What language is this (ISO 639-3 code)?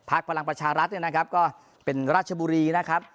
tha